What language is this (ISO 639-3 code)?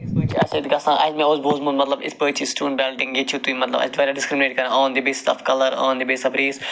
kas